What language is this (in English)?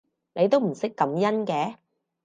Cantonese